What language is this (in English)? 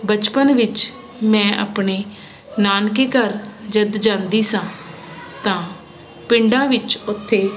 Punjabi